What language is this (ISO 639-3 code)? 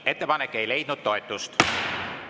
est